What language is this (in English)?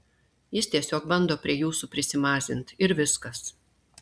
Lithuanian